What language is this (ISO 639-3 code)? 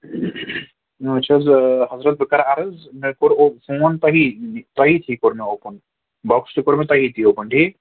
kas